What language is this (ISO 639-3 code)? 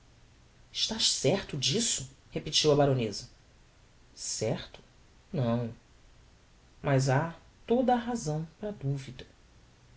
por